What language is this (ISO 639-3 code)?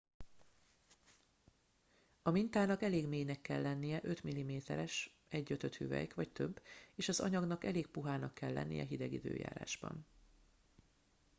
hun